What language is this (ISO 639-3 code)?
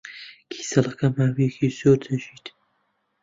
ckb